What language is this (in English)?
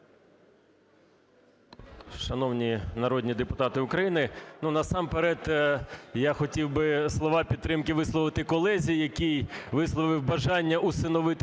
Ukrainian